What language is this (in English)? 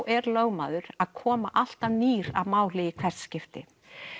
Icelandic